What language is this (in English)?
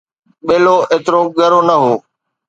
Sindhi